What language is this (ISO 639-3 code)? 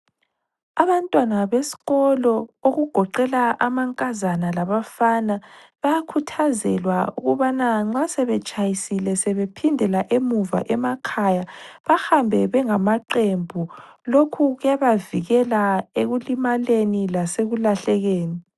nde